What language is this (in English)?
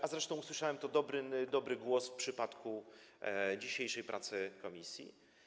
Polish